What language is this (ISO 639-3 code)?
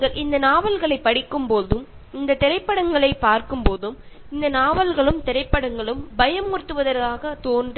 mal